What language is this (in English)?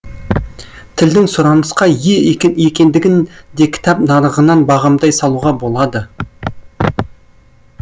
Kazakh